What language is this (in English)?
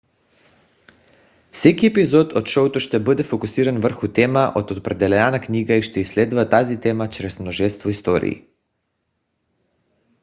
Bulgarian